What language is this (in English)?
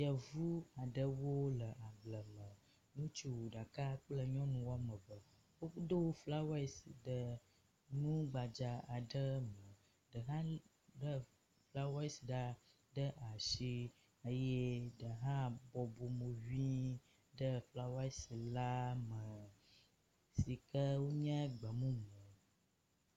Ewe